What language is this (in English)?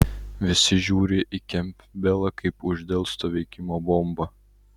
Lithuanian